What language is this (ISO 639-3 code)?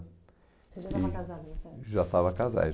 por